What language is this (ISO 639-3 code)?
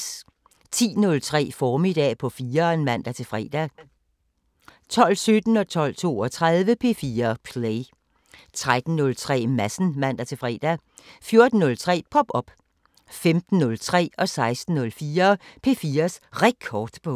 dan